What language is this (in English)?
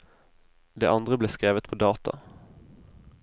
Norwegian